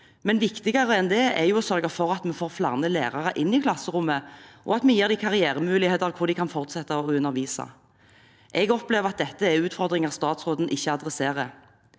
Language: Norwegian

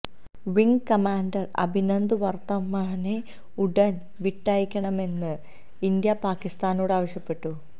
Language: Malayalam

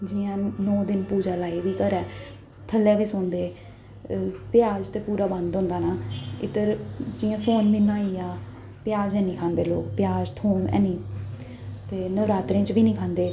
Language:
Dogri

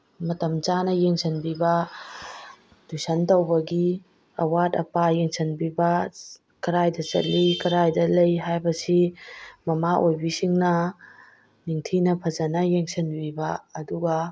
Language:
Manipuri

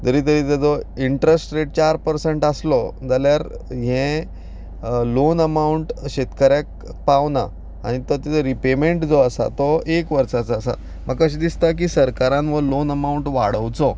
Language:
Konkani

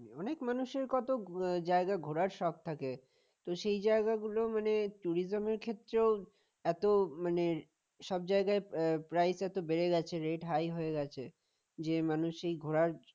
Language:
Bangla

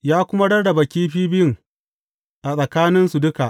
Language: Hausa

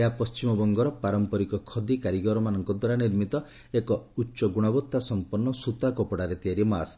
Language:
Odia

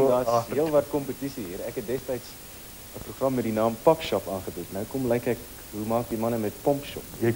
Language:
Dutch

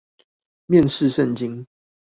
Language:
Chinese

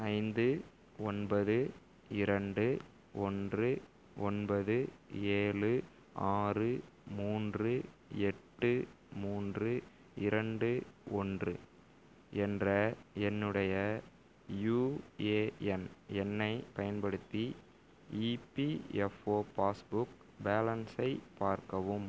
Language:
Tamil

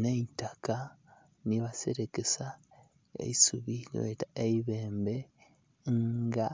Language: Soga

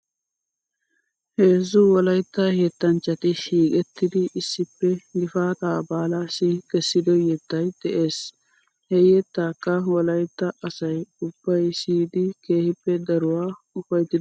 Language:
Wolaytta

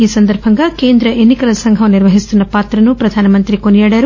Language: Telugu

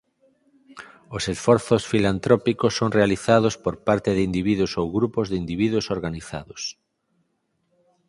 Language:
Galician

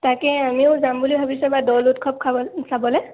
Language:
Assamese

